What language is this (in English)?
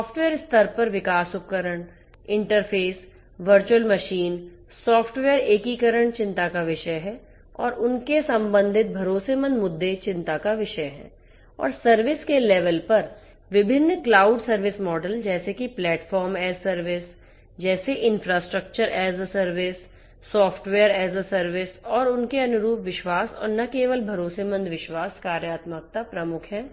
Hindi